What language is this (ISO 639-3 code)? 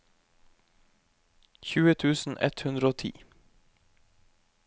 nor